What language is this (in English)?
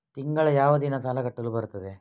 Kannada